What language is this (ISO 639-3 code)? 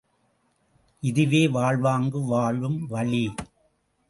tam